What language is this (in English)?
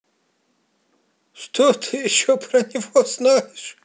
Russian